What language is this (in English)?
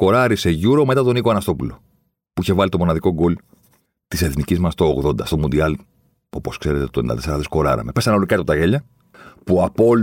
Greek